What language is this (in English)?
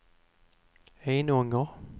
Swedish